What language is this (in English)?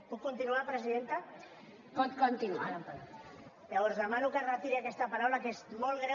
Catalan